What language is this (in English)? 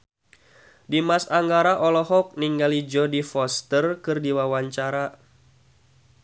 Sundanese